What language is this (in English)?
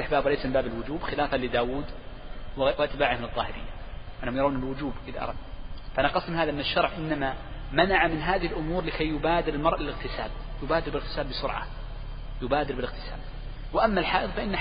Arabic